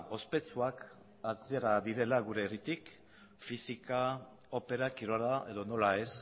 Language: Basque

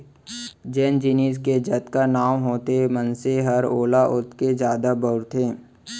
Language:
Chhattisgarhi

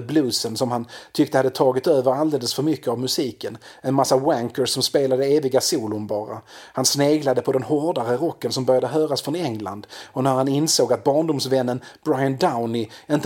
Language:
Swedish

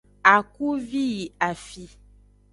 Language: Aja (Benin)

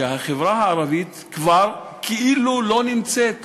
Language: Hebrew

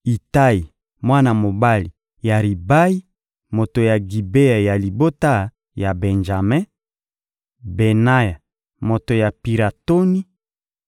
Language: Lingala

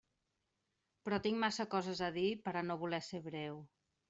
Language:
Catalan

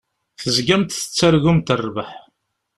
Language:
Kabyle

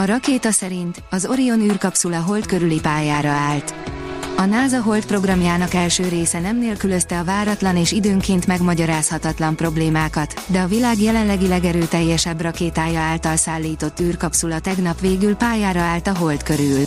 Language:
Hungarian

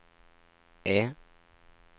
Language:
Norwegian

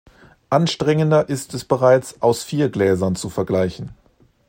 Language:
German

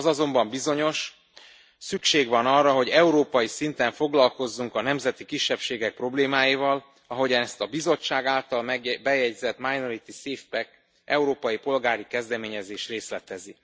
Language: Hungarian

